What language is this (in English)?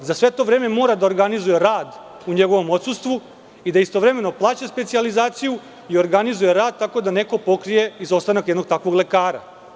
Serbian